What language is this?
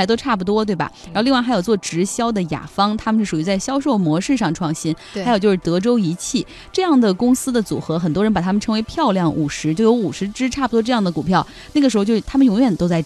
Chinese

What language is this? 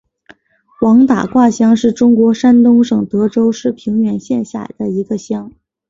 Chinese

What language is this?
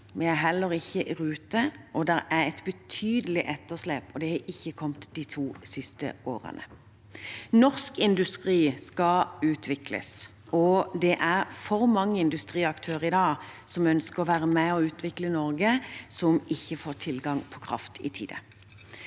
Norwegian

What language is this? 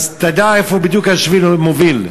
Hebrew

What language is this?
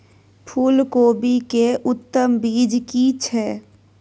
Maithili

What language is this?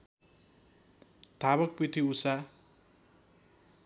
Nepali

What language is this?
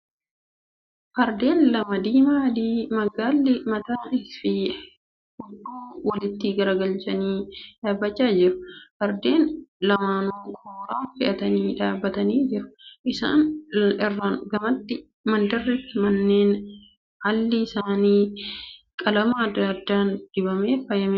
Oromo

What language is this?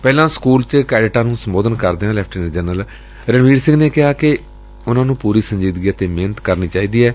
Punjabi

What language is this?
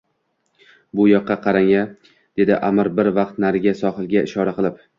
Uzbek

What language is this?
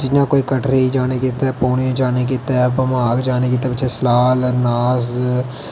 Dogri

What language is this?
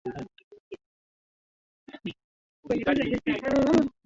Swahili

